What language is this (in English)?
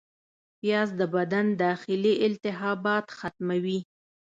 Pashto